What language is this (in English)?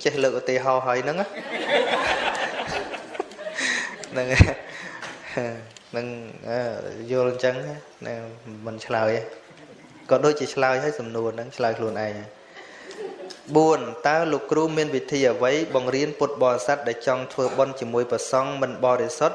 Vietnamese